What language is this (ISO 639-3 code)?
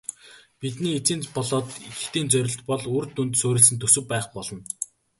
mon